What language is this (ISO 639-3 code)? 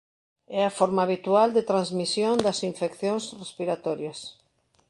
glg